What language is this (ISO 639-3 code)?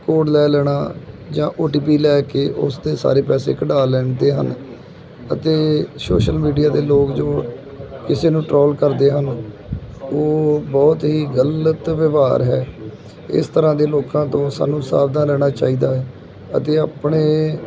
pan